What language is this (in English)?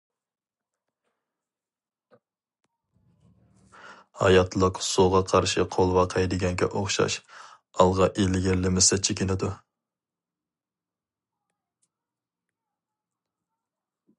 Uyghur